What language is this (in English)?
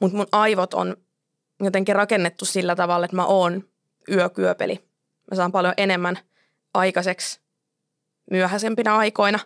Finnish